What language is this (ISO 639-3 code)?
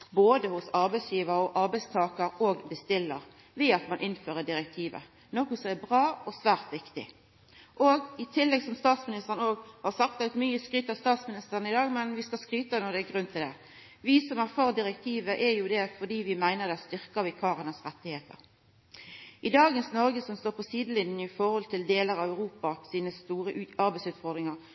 nno